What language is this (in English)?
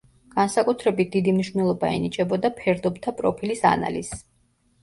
Georgian